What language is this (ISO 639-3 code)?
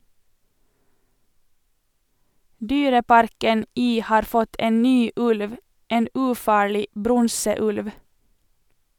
nor